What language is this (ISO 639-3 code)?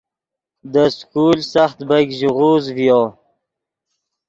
ydg